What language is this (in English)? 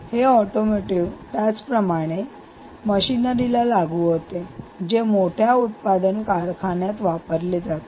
Marathi